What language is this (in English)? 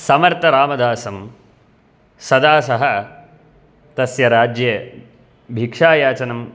Sanskrit